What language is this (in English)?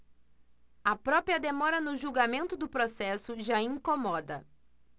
Portuguese